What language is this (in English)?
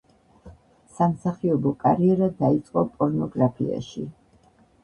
Georgian